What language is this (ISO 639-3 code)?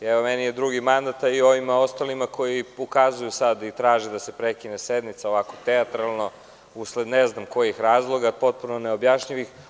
srp